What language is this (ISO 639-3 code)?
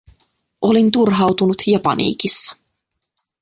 fin